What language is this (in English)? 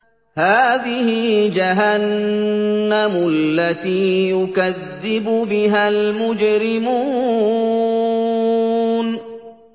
Arabic